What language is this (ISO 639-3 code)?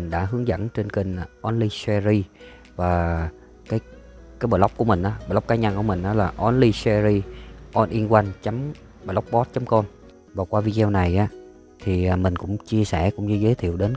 vie